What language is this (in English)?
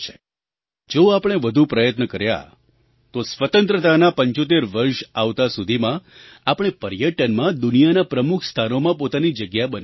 Gujarati